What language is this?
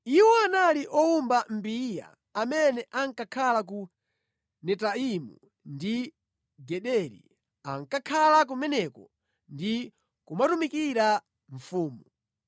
Nyanja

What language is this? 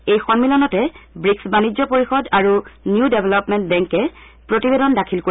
Assamese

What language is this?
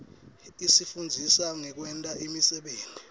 Swati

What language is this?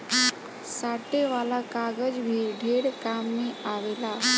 Bhojpuri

